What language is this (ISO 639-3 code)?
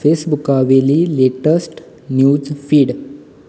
kok